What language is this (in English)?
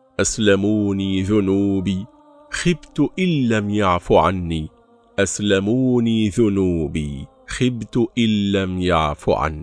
Arabic